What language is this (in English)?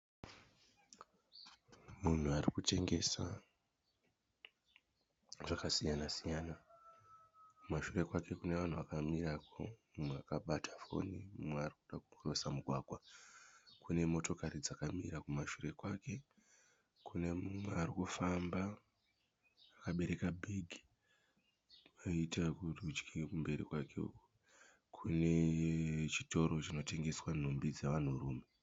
Shona